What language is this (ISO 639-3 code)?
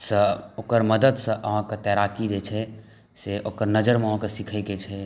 mai